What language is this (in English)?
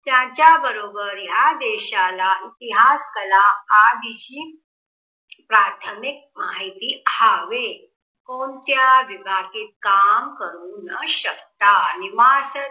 Marathi